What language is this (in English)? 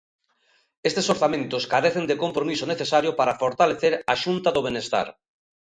Galician